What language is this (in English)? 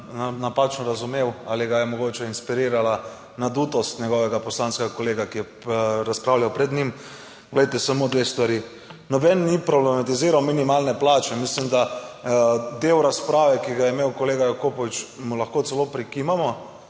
Slovenian